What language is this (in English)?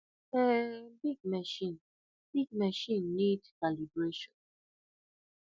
Nigerian Pidgin